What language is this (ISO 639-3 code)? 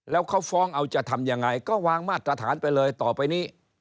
tha